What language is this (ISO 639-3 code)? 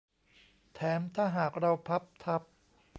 tha